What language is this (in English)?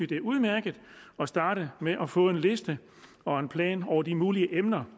Danish